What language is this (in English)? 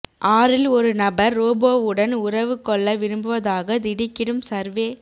Tamil